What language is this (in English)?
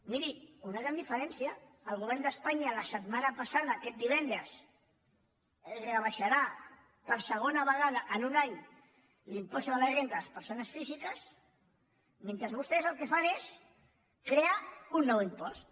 Catalan